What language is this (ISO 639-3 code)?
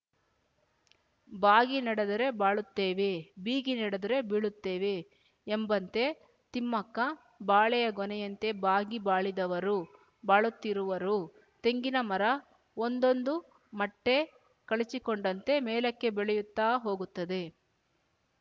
kan